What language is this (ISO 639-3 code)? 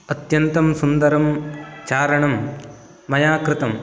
san